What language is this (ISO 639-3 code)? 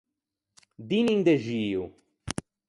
lij